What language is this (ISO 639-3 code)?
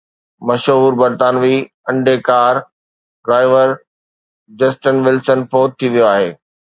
snd